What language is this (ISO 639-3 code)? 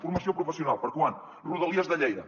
cat